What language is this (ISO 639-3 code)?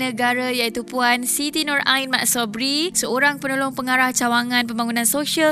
msa